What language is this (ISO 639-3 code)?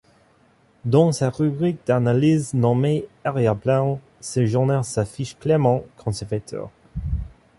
fra